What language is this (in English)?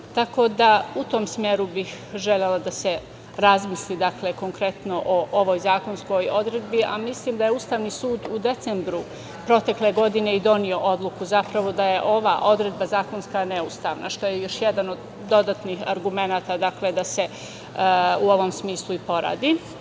Serbian